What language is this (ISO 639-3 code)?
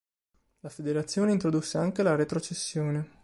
ita